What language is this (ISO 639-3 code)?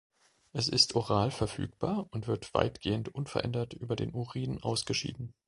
deu